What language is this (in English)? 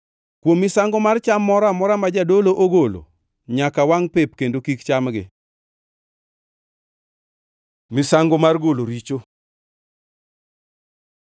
Luo (Kenya and Tanzania)